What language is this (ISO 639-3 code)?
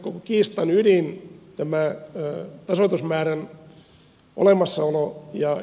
fin